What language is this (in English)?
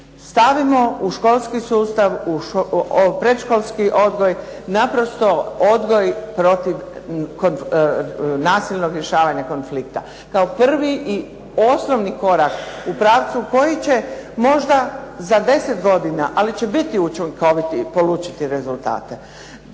Croatian